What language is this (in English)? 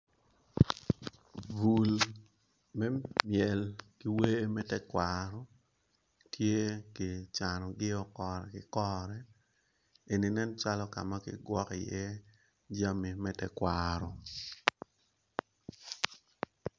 Acoli